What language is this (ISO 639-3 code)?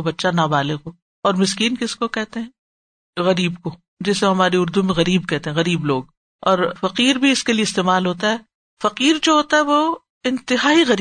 urd